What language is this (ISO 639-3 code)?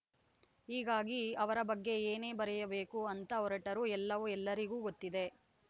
kan